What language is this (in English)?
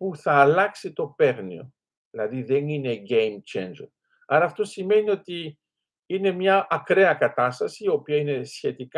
Greek